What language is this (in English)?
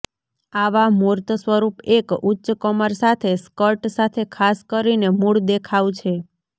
Gujarati